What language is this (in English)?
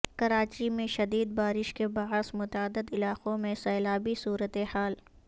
Urdu